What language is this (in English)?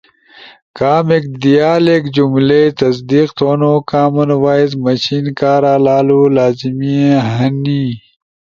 Ushojo